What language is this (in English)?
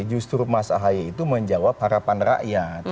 Indonesian